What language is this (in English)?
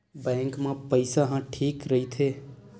Chhattisgarhi